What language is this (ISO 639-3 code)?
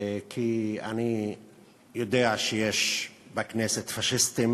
heb